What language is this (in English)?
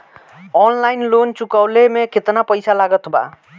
Bhojpuri